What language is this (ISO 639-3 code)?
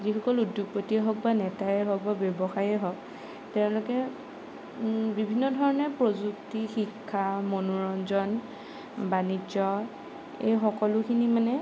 asm